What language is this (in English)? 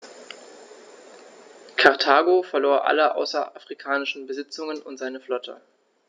German